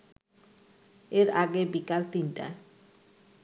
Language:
Bangla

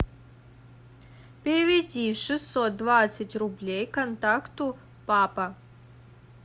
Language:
Russian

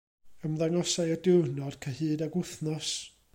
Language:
Welsh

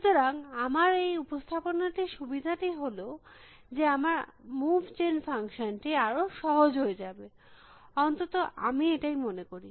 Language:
Bangla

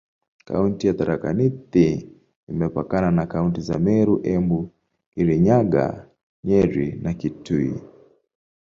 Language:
Swahili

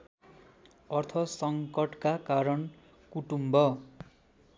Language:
Nepali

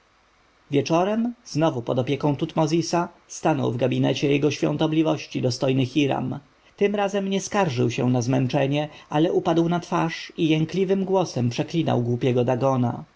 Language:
Polish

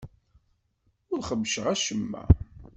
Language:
Kabyle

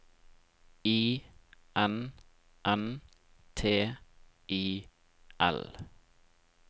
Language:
Norwegian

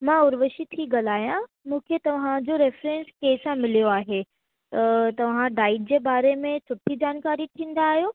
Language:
Sindhi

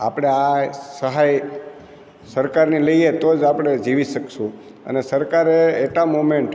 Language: Gujarati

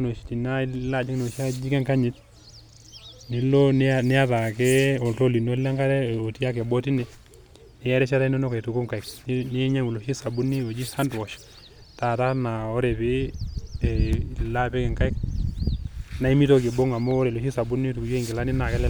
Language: Masai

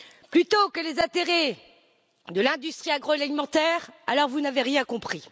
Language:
French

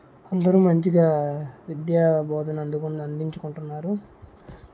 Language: Telugu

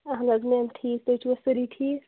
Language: Kashmiri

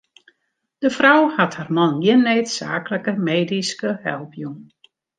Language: Western Frisian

